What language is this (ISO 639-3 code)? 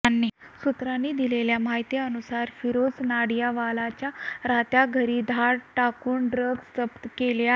mar